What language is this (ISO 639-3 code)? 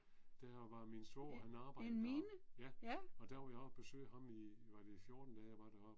dan